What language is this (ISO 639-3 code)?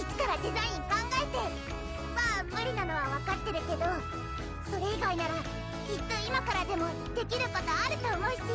jpn